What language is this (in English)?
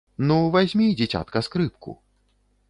Belarusian